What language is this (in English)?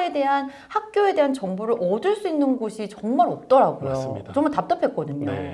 Korean